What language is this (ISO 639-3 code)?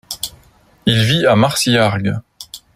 fra